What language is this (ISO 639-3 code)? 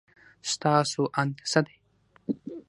pus